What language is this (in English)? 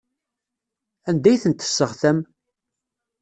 Kabyle